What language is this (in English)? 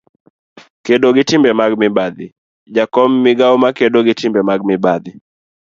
Luo (Kenya and Tanzania)